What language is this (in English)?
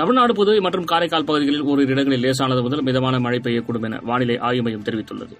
Tamil